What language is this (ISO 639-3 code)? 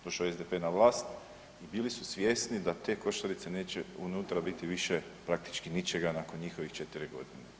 hrv